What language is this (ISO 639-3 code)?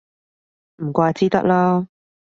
yue